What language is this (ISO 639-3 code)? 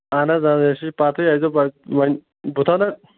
kas